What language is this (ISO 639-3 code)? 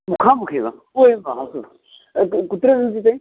san